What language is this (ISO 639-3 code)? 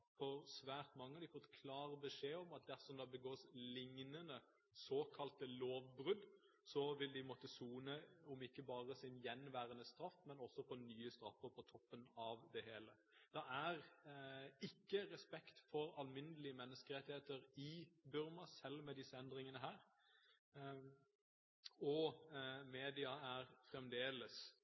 nob